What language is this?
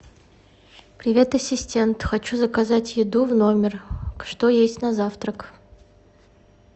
Russian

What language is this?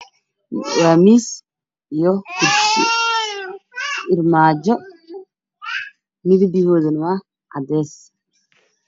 Somali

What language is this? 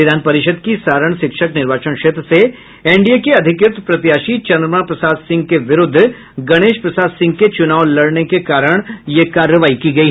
Hindi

